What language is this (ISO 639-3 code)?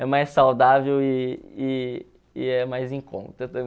por